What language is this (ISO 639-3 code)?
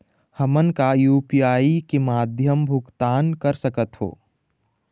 hne